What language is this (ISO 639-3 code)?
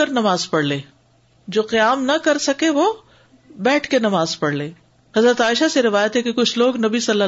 urd